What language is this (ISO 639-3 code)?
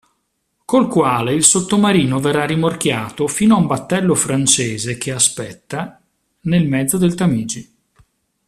ita